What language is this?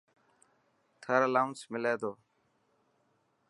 Dhatki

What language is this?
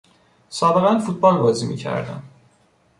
Persian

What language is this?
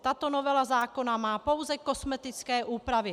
Czech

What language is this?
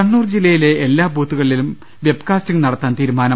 Malayalam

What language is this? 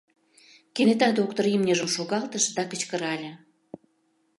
Mari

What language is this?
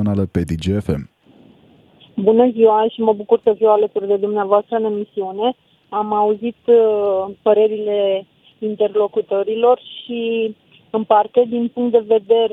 Romanian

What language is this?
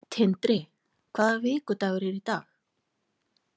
Icelandic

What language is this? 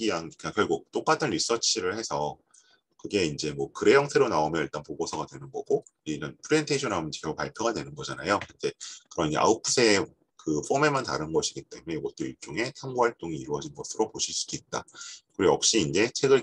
Korean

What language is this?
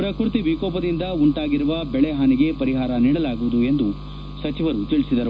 Kannada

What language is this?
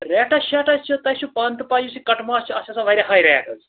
Kashmiri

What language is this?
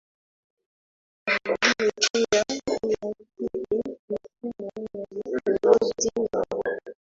Swahili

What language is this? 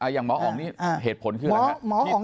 Thai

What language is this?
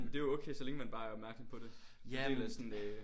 Danish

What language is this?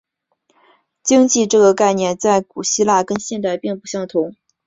Chinese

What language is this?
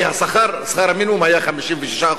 Hebrew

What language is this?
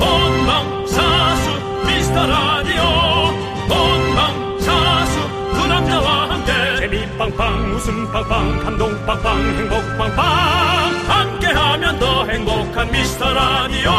Korean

